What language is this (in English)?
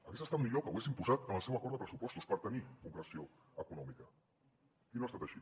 Catalan